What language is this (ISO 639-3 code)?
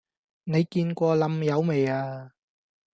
yue